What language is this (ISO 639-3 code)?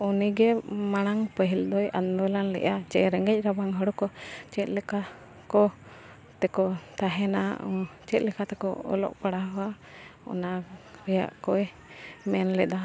sat